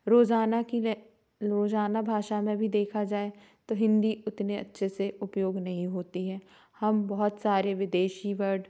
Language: Hindi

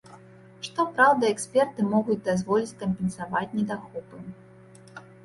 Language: Belarusian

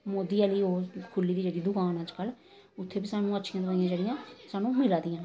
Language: Dogri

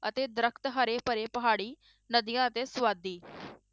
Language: Punjabi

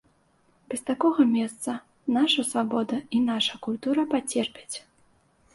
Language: Belarusian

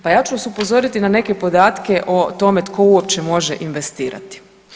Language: Croatian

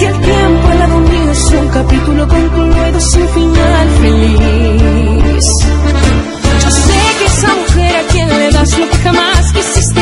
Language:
Arabic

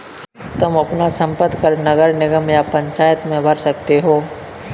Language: Hindi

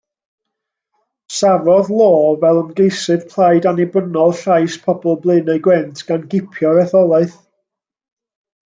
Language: Welsh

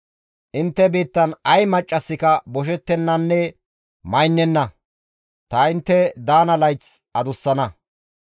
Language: Gamo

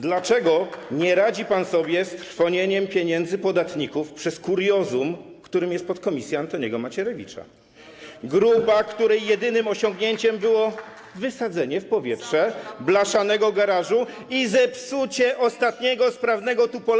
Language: Polish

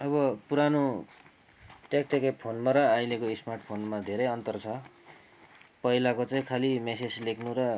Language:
Nepali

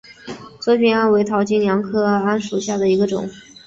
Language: Chinese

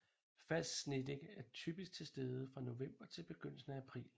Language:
Danish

